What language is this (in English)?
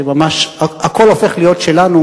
Hebrew